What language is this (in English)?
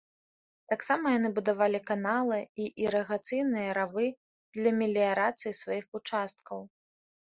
Belarusian